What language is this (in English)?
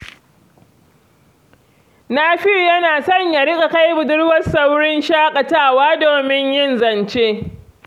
Hausa